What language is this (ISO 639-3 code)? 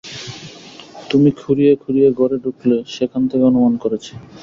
ben